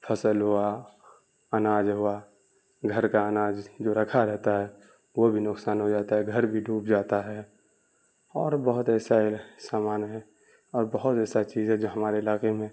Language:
Urdu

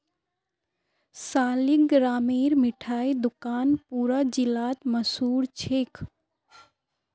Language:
Magahi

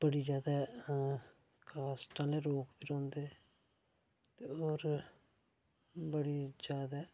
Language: Dogri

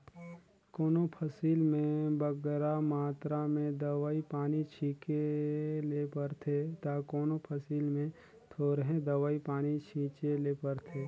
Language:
Chhattisgarhi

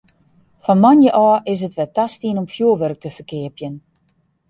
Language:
Western Frisian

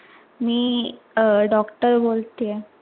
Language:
Marathi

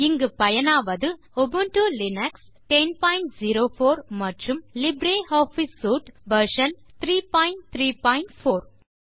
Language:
Tamil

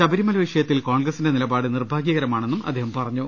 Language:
Malayalam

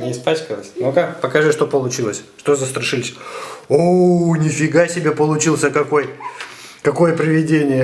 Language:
Russian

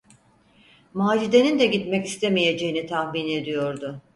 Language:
Turkish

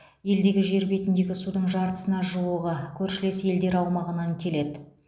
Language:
Kazakh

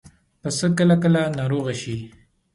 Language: Pashto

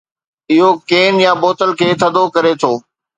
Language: Sindhi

